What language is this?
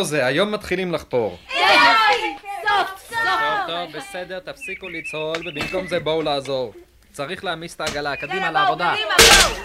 Hebrew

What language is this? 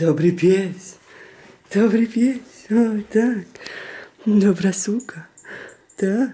Polish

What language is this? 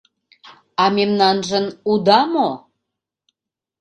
Mari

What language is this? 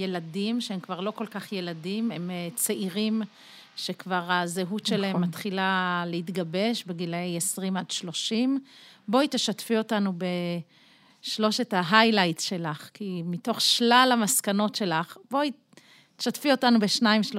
Hebrew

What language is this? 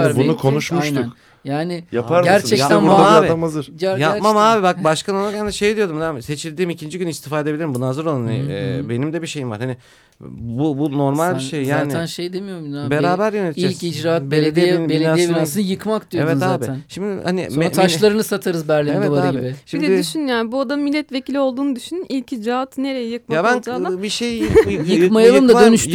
Turkish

